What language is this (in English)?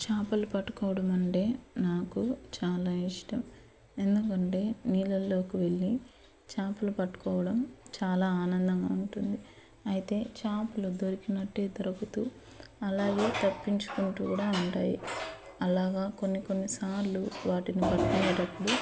Telugu